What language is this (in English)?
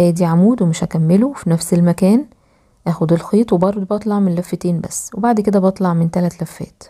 Arabic